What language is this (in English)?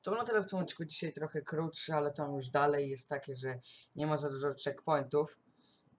Polish